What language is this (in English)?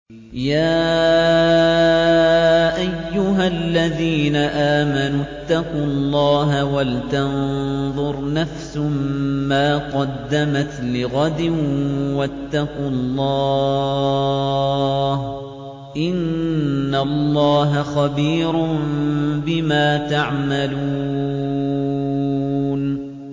Arabic